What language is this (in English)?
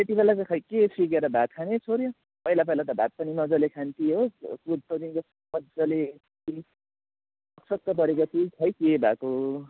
Nepali